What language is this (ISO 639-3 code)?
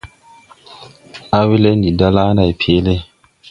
tui